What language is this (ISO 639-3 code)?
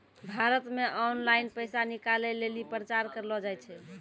mai